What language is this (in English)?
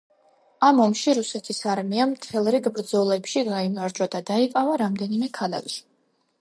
Georgian